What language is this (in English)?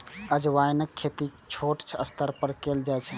Maithili